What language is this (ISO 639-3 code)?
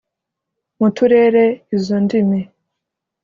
kin